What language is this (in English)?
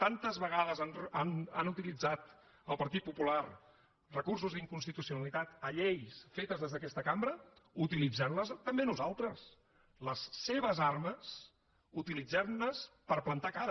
Catalan